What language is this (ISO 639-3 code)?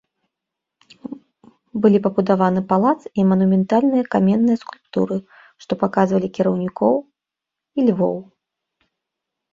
bel